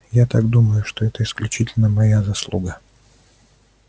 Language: Russian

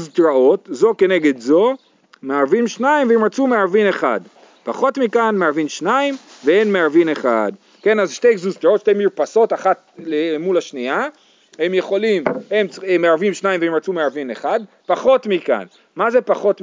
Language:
Hebrew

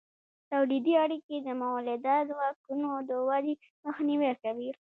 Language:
Pashto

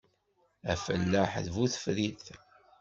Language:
Kabyle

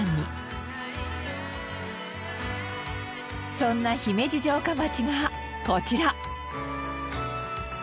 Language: Japanese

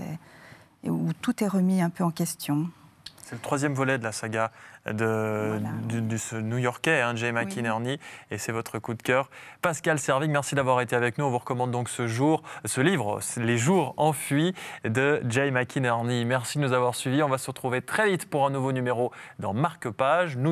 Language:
French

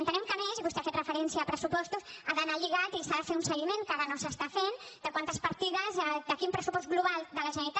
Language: Catalan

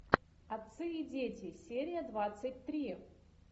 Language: Russian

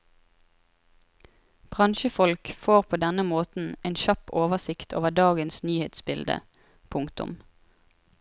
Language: Norwegian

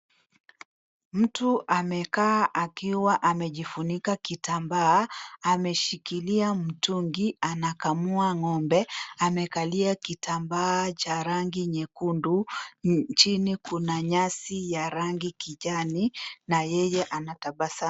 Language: Swahili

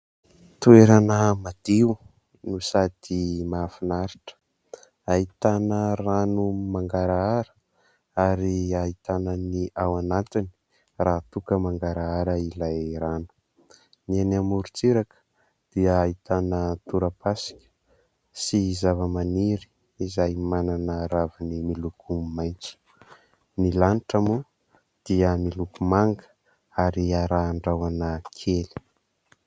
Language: Malagasy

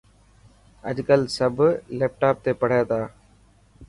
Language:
Dhatki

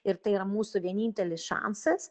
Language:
Lithuanian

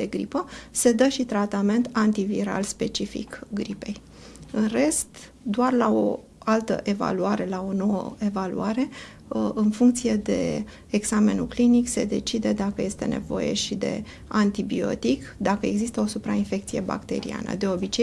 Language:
Romanian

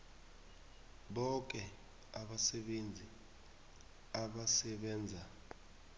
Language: South Ndebele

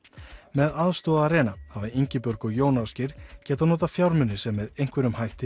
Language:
Icelandic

